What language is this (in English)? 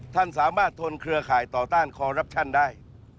Thai